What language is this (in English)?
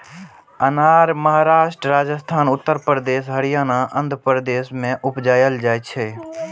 Maithili